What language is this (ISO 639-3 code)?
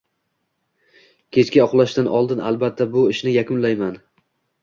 uzb